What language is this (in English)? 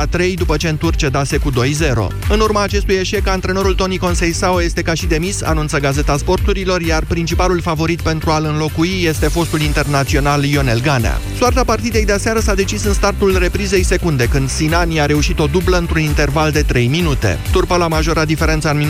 Romanian